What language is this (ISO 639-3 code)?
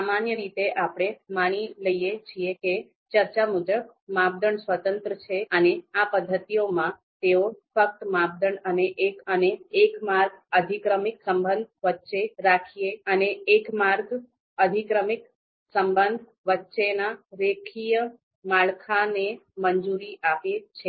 guj